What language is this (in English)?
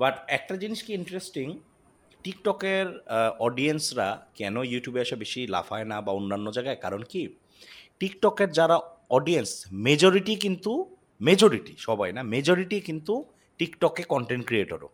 Bangla